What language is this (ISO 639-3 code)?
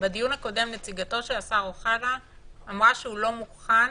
heb